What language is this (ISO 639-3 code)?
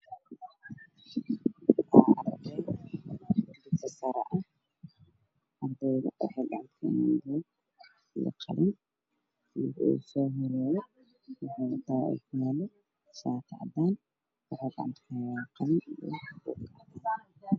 som